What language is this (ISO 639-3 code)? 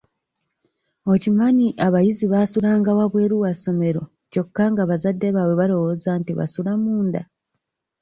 lug